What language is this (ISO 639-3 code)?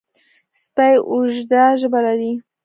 pus